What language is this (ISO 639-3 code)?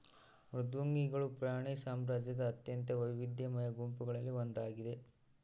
kan